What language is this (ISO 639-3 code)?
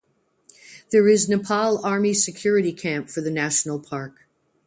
eng